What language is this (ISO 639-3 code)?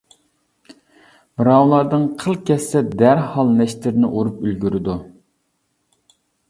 uig